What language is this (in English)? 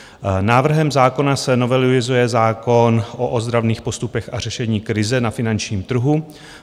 Czech